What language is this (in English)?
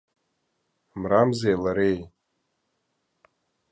Abkhazian